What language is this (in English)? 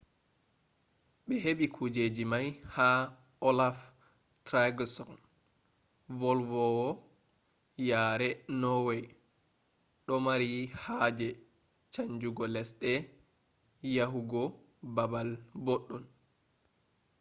Fula